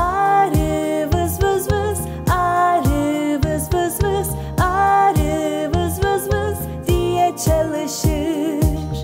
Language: Turkish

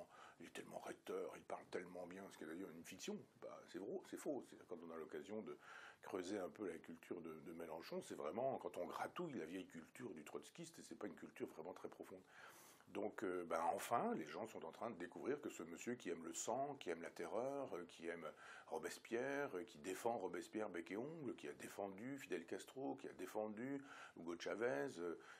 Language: French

